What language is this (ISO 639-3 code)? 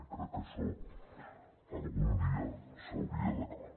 cat